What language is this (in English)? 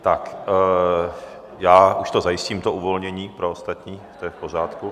Czech